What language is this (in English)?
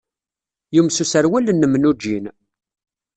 Kabyle